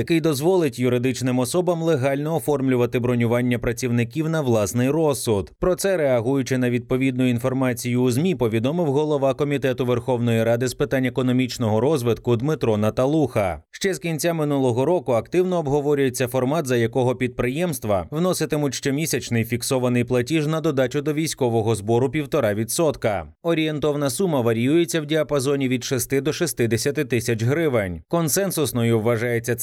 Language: Ukrainian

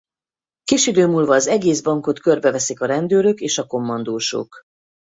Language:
Hungarian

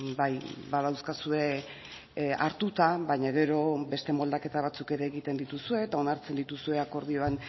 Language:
Basque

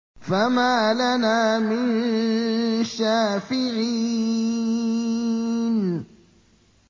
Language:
Arabic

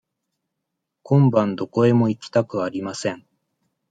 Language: Japanese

